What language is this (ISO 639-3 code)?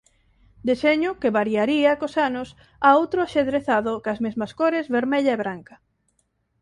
glg